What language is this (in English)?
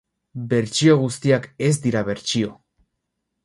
Basque